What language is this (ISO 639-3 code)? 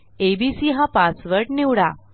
mar